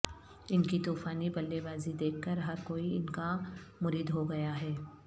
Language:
Urdu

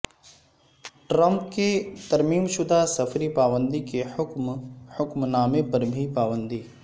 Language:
Urdu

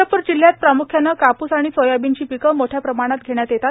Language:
Marathi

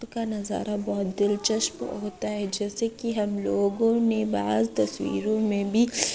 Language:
Urdu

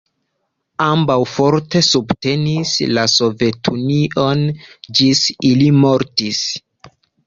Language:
Esperanto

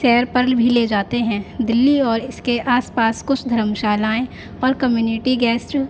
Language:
Urdu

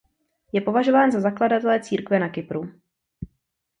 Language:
Czech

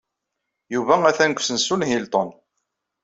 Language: Kabyle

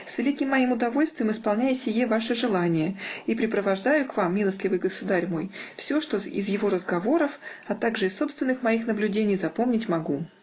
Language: Russian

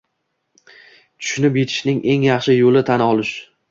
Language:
Uzbek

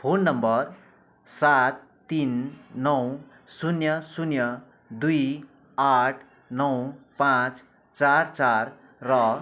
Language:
Nepali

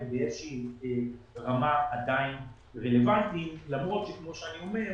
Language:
Hebrew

